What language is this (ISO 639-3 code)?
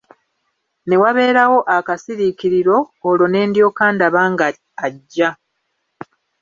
lug